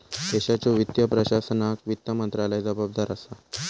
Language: Marathi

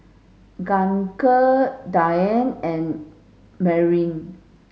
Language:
English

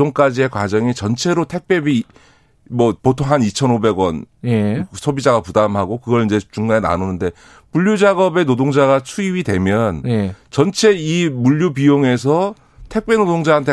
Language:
Korean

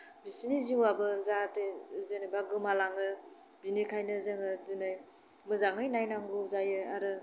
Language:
Bodo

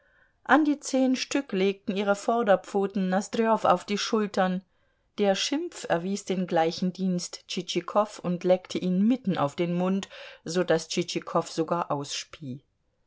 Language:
German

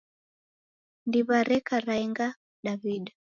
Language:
Taita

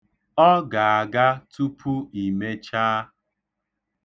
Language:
Igbo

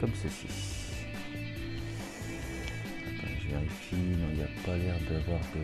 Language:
French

